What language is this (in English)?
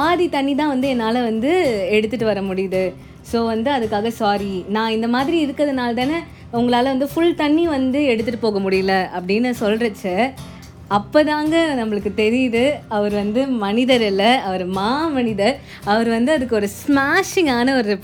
Tamil